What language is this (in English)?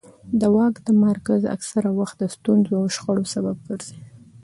Pashto